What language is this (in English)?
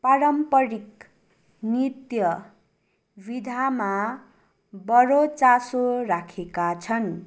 Nepali